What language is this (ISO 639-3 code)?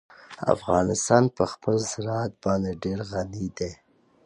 pus